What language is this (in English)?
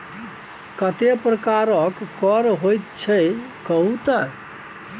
Maithili